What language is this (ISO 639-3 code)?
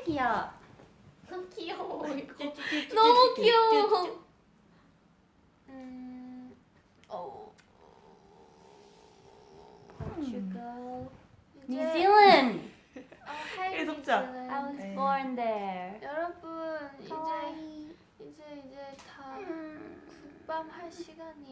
kor